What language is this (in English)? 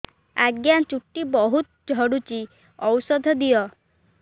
Odia